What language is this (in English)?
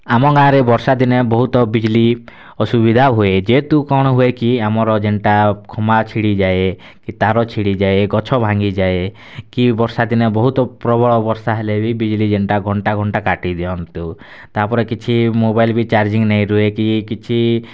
Odia